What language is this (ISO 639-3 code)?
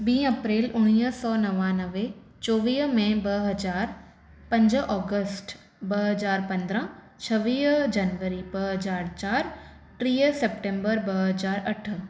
snd